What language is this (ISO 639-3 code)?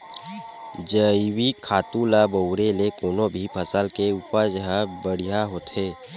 hne